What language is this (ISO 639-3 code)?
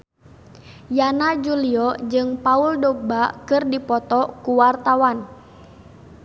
sun